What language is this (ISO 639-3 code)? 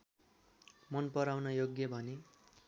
nep